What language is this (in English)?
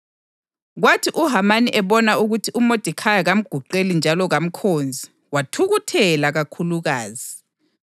North Ndebele